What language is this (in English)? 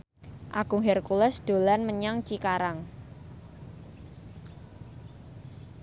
Javanese